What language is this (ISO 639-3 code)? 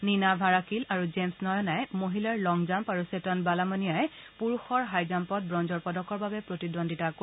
asm